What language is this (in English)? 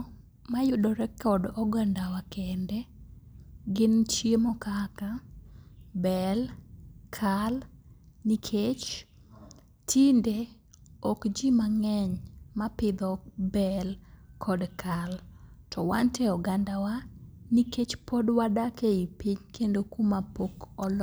Luo (Kenya and Tanzania)